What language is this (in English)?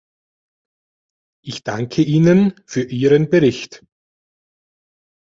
German